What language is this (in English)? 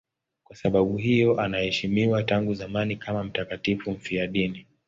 Swahili